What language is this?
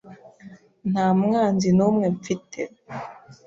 Kinyarwanda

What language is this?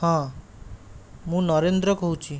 Odia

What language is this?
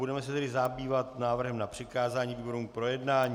Czech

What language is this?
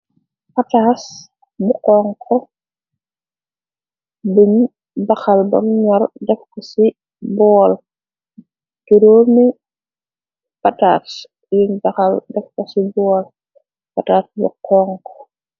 Wolof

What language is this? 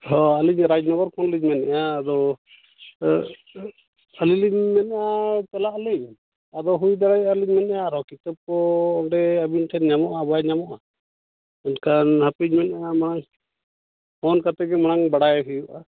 Santali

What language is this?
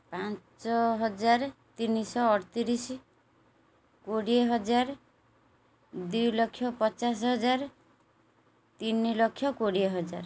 Odia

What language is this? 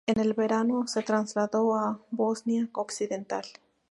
Spanish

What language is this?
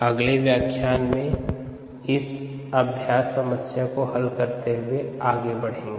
Hindi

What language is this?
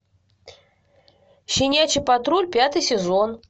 Russian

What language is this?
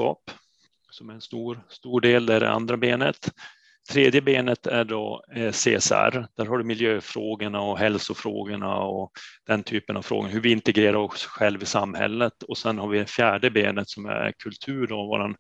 Swedish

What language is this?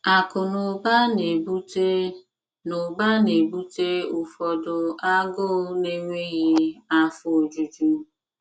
Igbo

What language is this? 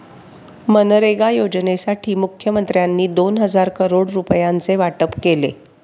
Marathi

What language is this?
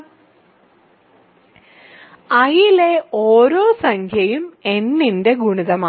Malayalam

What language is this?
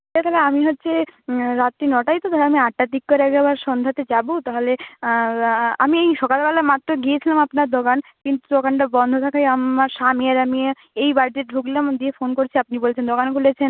Bangla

